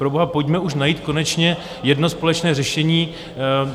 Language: Czech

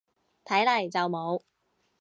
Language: Cantonese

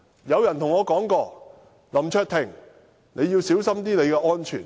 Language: Cantonese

